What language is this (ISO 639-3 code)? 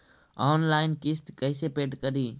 mag